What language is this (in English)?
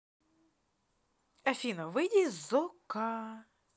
Russian